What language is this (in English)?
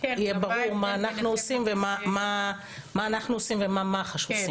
Hebrew